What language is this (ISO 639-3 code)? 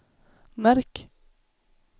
swe